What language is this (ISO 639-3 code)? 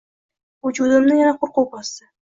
uzb